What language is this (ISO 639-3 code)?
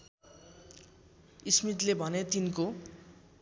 nep